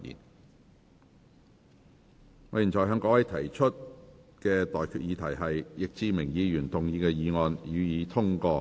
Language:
Cantonese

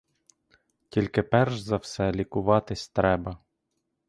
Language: Ukrainian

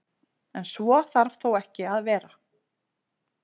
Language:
Icelandic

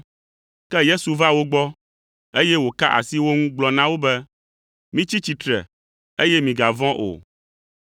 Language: Ewe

